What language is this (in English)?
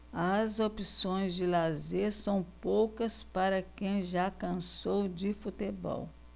Portuguese